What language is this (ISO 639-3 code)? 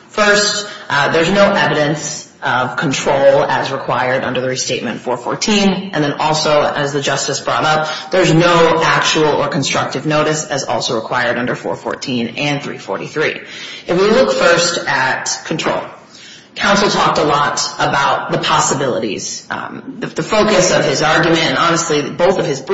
eng